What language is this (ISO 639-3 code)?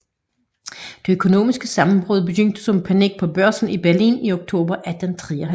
dan